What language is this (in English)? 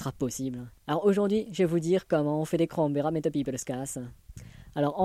French